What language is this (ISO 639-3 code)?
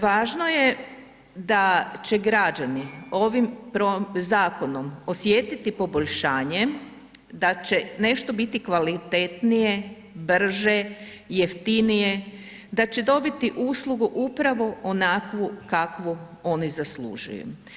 hrv